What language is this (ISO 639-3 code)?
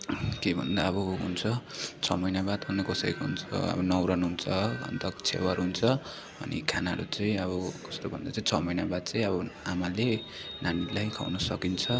nep